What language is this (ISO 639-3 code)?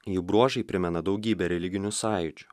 lit